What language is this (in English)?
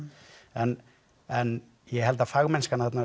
Icelandic